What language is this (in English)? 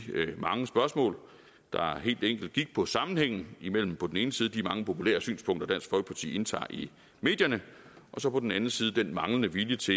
Danish